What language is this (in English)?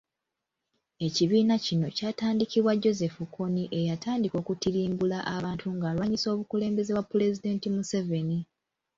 Ganda